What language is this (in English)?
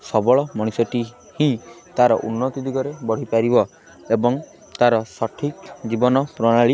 Odia